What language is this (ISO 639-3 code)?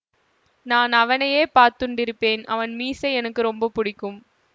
tam